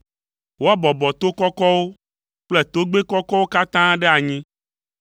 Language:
Ewe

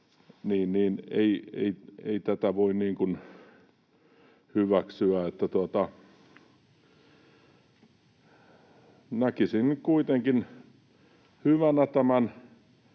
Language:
Finnish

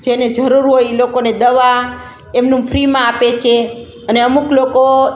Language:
Gujarati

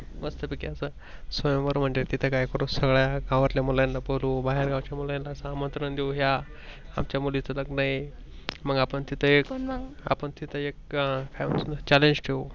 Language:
Marathi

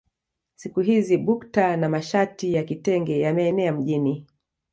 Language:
Swahili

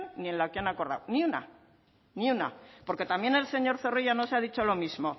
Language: Spanish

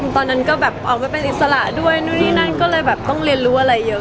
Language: Thai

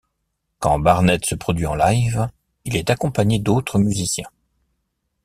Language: French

